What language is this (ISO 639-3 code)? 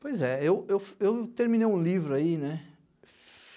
por